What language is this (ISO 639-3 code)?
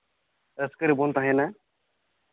sat